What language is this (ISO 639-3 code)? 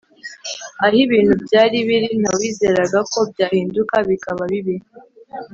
kin